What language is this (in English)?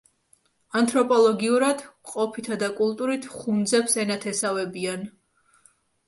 Georgian